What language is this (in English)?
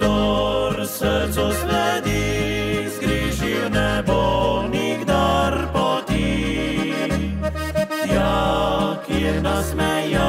Romanian